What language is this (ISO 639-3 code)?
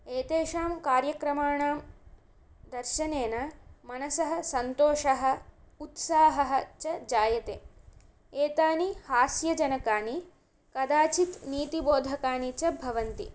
san